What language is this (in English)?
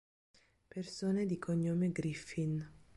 Italian